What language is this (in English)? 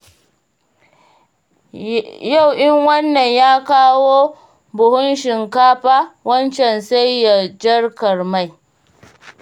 Hausa